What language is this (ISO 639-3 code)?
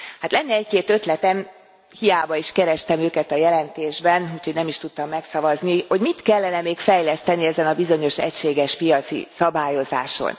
hun